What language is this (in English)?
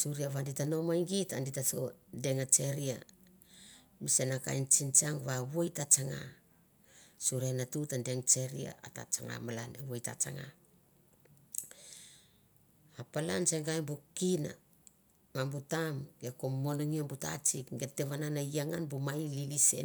Mandara